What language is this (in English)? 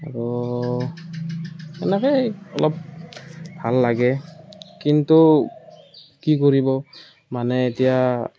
Assamese